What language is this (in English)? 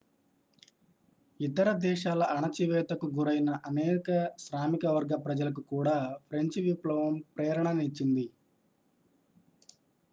Telugu